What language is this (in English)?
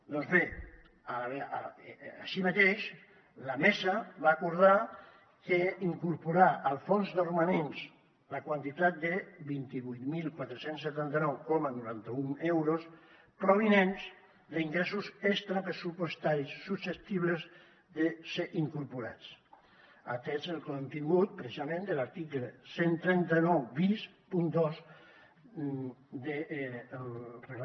Catalan